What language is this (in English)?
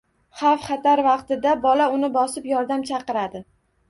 Uzbek